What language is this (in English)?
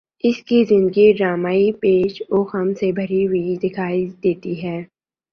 Urdu